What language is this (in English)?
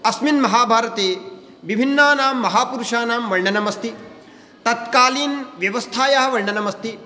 Sanskrit